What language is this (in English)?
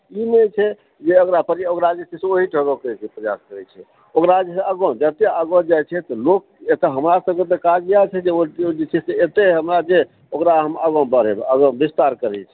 Maithili